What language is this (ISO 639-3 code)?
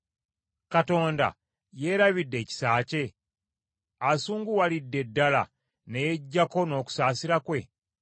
lug